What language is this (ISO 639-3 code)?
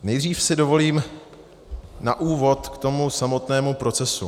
ces